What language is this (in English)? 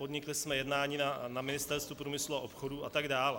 Czech